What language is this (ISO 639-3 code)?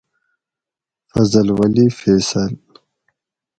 gwc